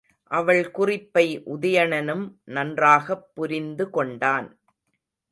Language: Tamil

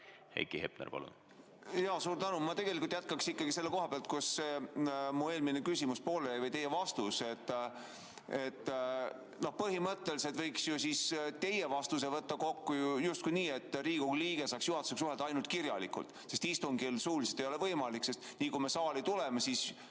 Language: Estonian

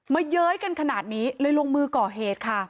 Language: Thai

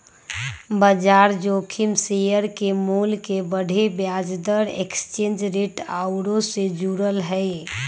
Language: Magahi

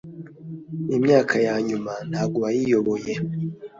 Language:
Kinyarwanda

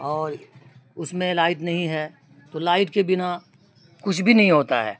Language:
Urdu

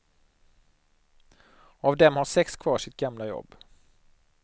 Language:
Swedish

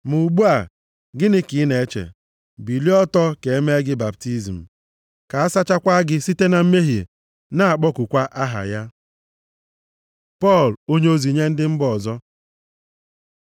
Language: Igbo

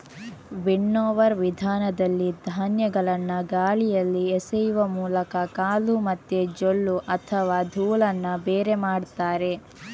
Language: Kannada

